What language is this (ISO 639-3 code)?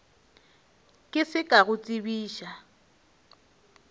nso